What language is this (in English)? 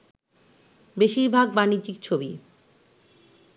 Bangla